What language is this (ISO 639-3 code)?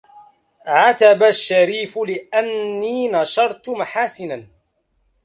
ara